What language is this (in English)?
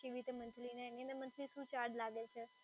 Gujarati